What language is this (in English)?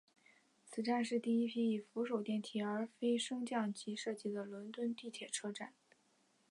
Chinese